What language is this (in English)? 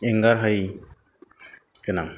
Bodo